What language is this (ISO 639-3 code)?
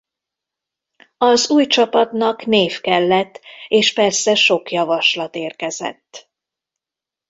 hun